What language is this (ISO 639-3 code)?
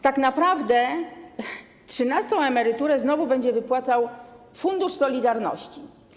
pol